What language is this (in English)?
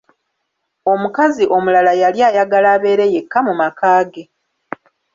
Ganda